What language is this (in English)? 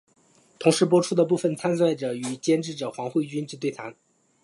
Chinese